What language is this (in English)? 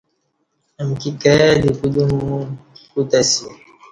Kati